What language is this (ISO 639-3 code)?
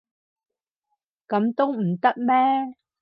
yue